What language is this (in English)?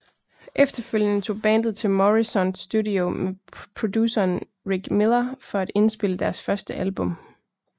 Danish